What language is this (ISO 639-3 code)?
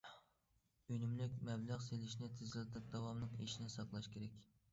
uig